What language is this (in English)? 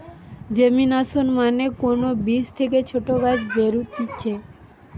Bangla